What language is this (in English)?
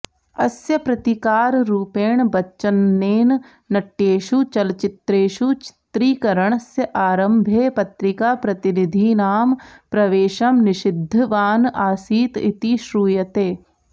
Sanskrit